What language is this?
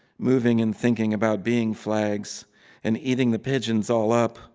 English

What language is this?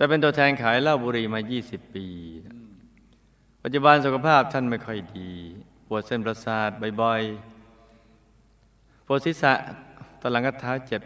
Thai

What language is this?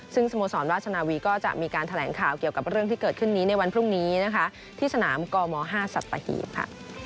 Thai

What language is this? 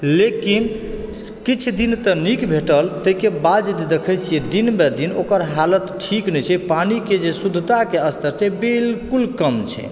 Maithili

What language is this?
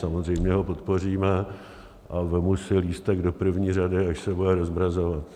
Czech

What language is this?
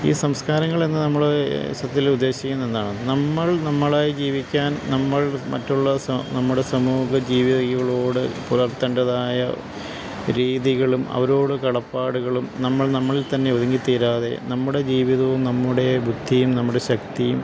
Malayalam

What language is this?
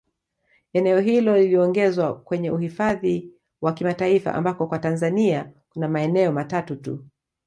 Swahili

